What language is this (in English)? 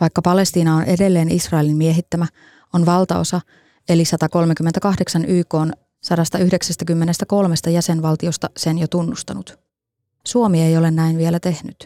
Finnish